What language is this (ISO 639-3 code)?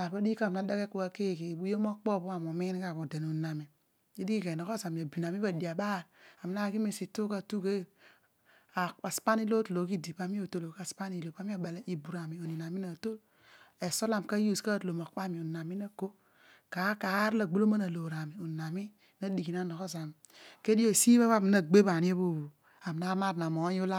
odu